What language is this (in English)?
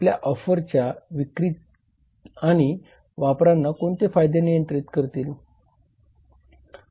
Marathi